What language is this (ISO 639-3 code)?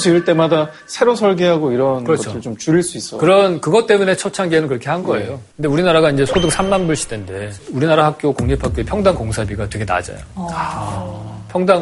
kor